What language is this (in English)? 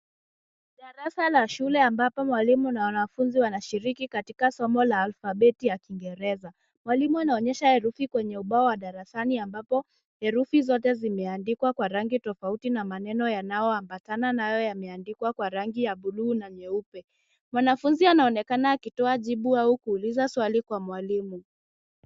Swahili